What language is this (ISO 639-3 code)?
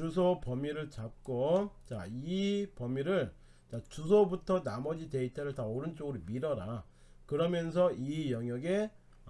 kor